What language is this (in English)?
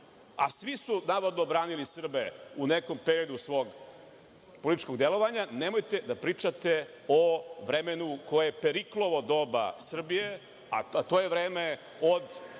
Serbian